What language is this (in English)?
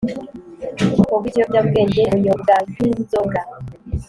Kinyarwanda